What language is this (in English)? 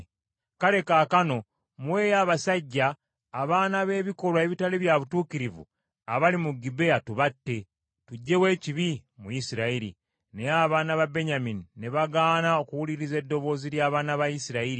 Ganda